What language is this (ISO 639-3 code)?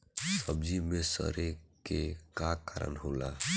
bho